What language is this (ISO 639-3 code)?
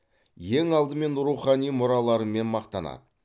kaz